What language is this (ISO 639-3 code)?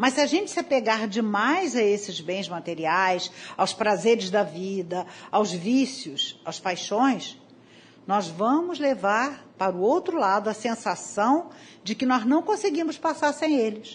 por